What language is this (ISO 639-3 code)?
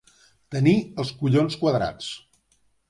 cat